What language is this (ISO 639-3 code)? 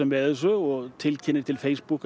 isl